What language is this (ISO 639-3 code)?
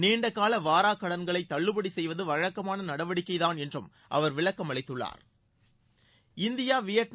tam